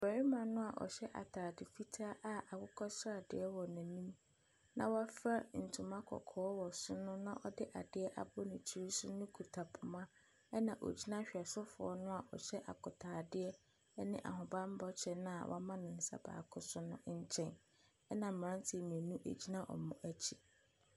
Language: Akan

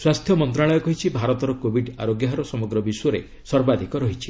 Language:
Odia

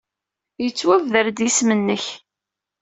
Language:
Kabyle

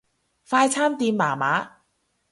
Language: Cantonese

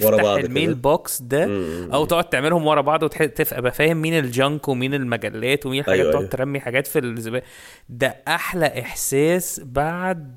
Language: Arabic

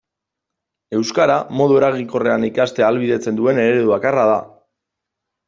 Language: Basque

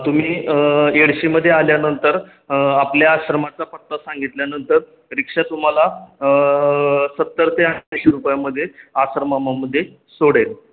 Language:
Marathi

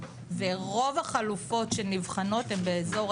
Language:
Hebrew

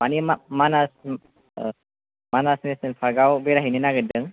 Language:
Bodo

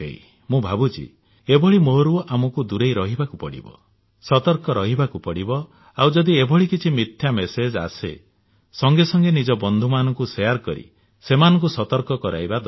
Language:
Odia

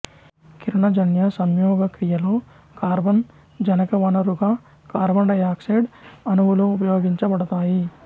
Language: Telugu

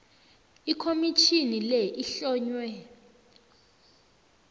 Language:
South Ndebele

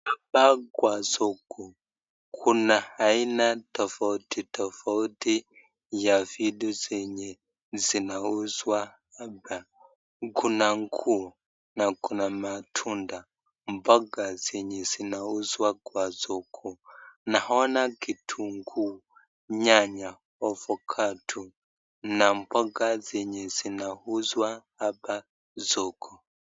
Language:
Swahili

